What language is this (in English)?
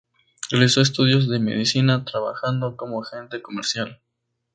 Spanish